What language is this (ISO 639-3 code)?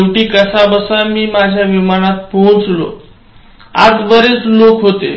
mar